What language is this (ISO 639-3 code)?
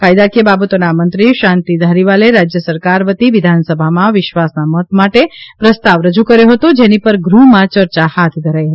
guj